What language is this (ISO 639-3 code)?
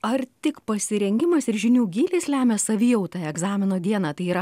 lit